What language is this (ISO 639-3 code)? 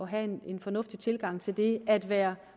dan